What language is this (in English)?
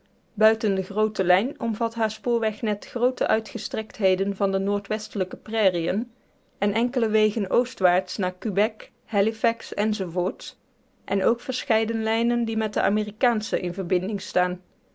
Dutch